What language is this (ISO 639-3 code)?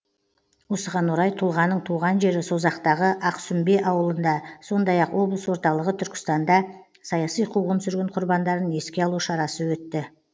kaz